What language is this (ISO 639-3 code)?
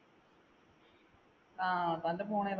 mal